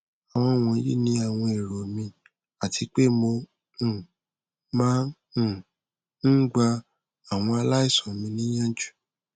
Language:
Yoruba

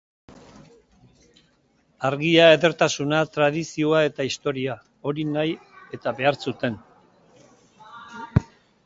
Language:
Basque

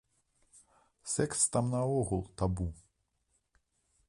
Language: Belarusian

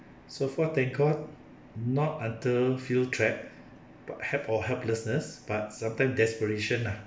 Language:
English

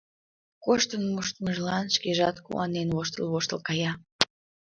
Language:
Mari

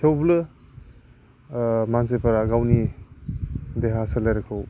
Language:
Bodo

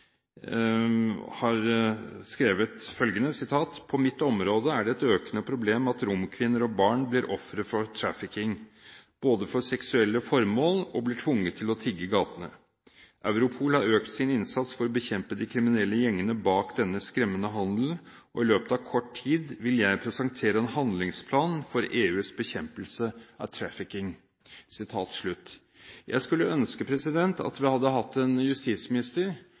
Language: Norwegian Bokmål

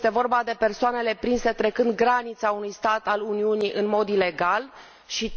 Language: Romanian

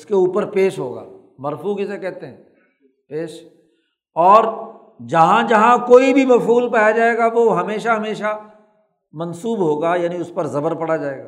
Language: Urdu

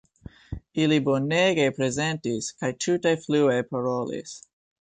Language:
Esperanto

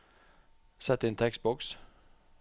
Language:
Norwegian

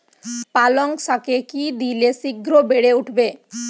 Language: Bangla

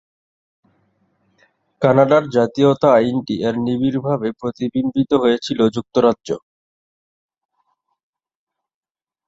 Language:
Bangla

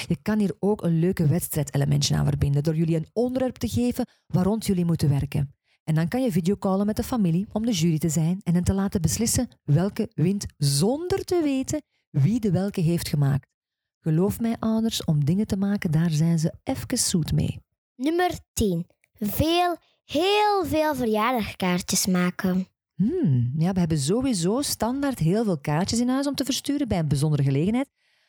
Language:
Dutch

